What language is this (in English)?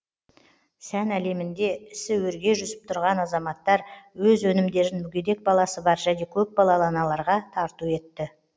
Kazakh